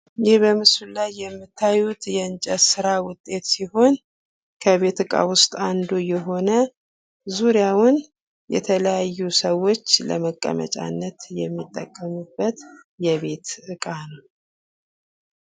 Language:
Amharic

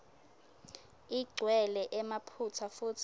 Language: Swati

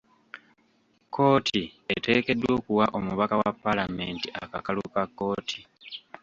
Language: Ganda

